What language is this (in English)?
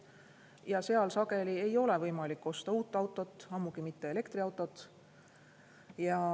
Estonian